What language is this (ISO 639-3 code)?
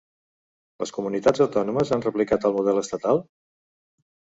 cat